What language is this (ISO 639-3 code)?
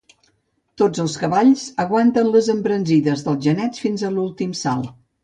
cat